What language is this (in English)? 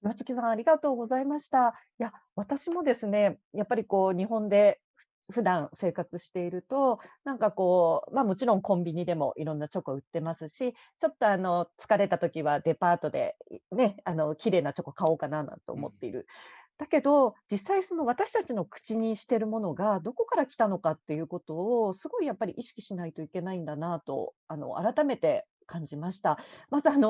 Japanese